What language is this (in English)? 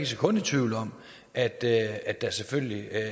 Danish